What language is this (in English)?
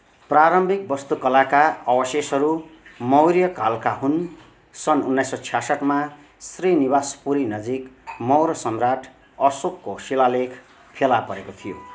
Nepali